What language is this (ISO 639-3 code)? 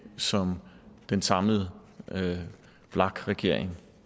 dan